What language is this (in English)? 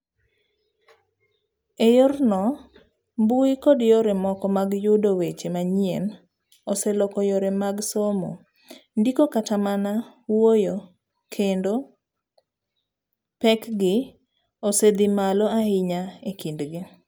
Luo (Kenya and Tanzania)